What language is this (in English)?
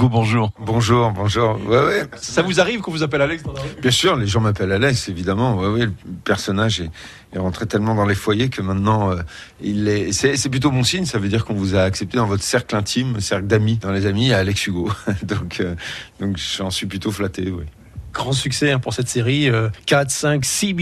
French